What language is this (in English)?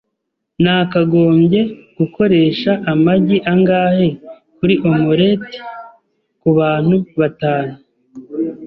Kinyarwanda